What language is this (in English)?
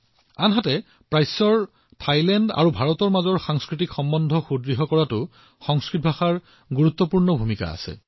Assamese